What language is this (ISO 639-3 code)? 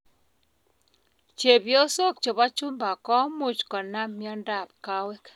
kln